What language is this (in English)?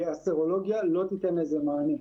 Hebrew